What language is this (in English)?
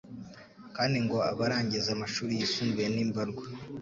Kinyarwanda